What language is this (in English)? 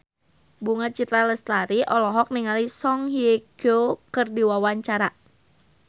Sundanese